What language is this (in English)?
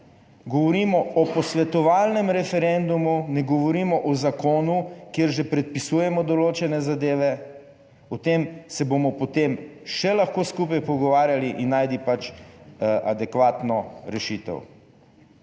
Slovenian